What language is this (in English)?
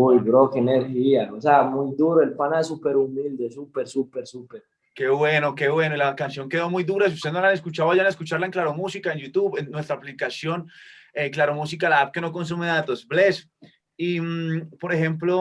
Spanish